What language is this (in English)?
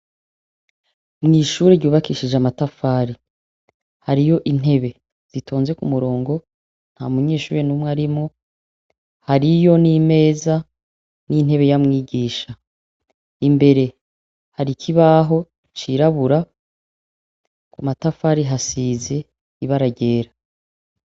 Rundi